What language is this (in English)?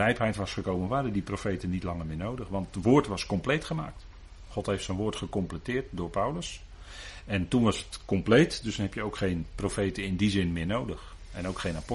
Dutch